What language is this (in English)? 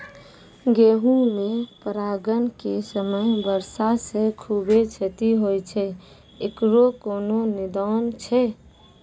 Maithili